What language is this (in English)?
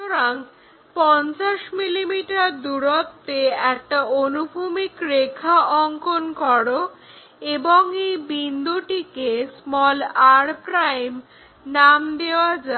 Bangla